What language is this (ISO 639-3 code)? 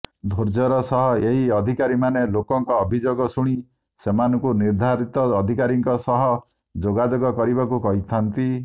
ori